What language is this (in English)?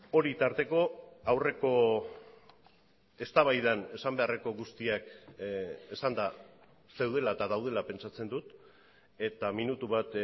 Basque